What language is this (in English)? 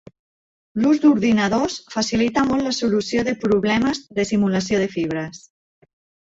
Catalan